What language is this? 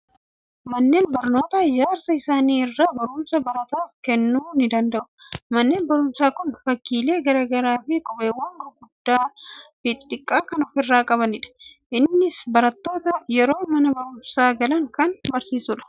Oromo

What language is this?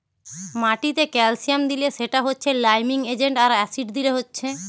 Bangla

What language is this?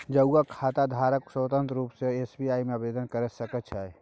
Maithili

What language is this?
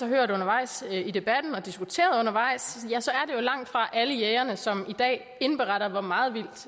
Danish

